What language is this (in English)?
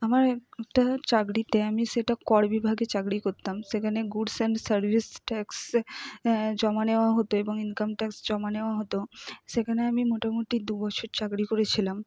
Bangla